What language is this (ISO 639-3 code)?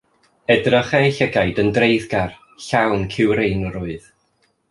cym